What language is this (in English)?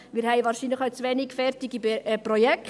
Swiss German